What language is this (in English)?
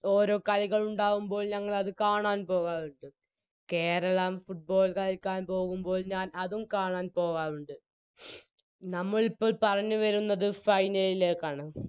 Malayalam